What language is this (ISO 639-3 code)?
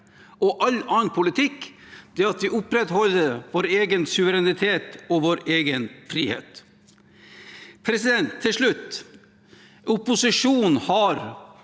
nor